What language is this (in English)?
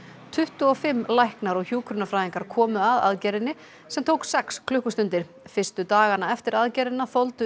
Icelandic